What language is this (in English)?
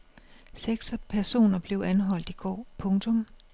Danish